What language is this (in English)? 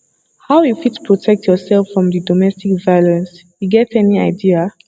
Nigerian Pidgin